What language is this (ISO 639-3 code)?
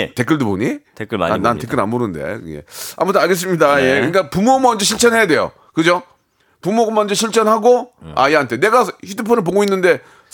kor